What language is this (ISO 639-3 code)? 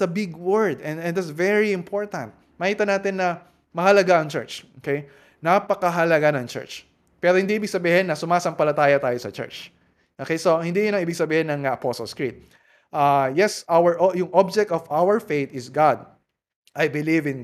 fil